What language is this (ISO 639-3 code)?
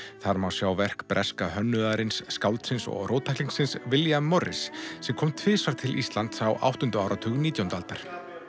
isl